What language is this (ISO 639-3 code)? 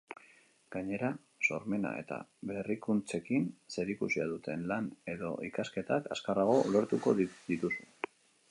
eus